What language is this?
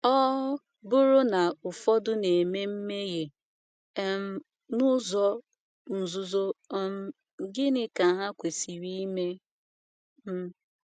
Igbo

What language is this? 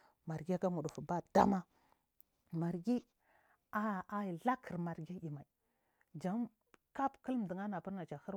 Marghi South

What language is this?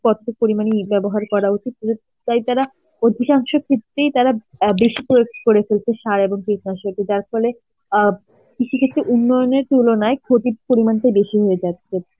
Bangla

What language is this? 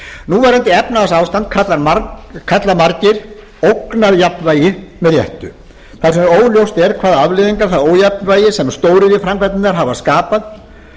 Icelandic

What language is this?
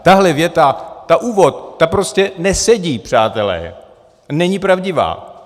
Czech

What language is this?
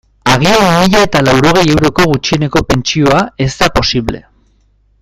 Basque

